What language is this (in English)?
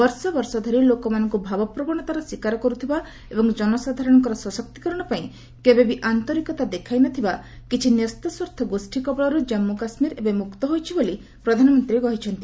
Odia